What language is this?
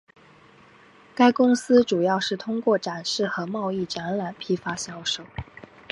Chinese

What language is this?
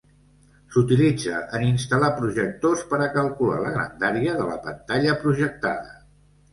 Catalan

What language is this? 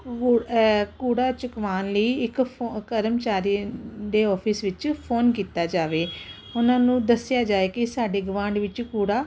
Punjabi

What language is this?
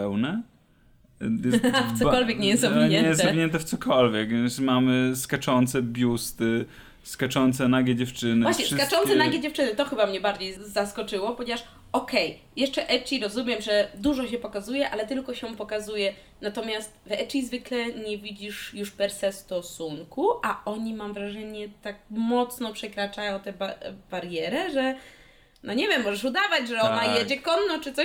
Polish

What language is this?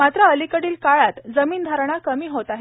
Marathi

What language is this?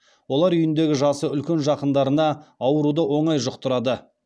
Kazakh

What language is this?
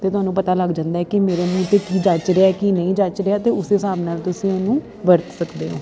Punjabi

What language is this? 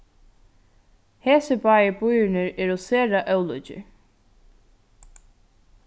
Faroese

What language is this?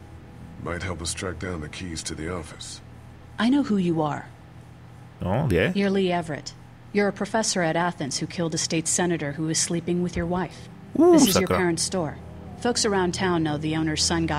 Czech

